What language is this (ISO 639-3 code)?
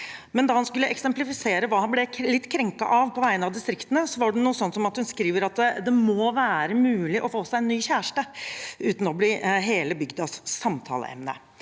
nor